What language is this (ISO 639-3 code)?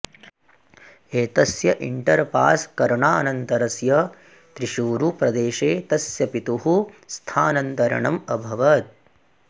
san